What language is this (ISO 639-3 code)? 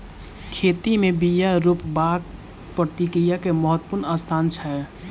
mai